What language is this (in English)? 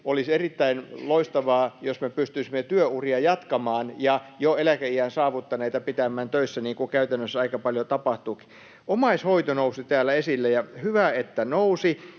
Finnish